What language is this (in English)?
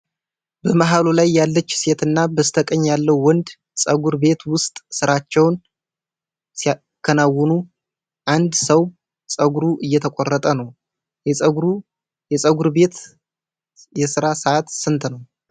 Amharic